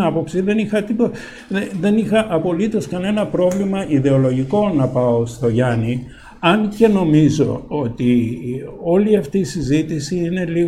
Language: Greek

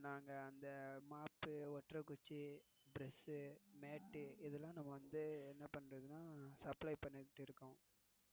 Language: Tamil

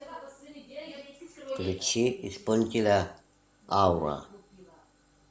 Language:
Russian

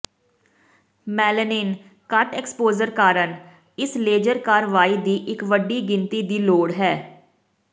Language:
Punjabi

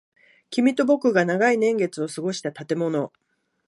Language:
Japanese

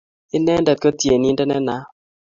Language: Kalenjin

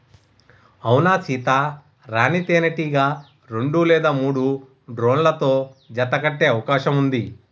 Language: Telugu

